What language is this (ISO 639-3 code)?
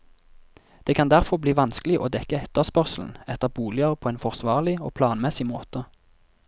nor